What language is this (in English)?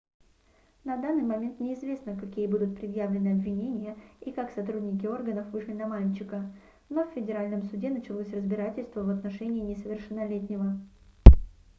Russian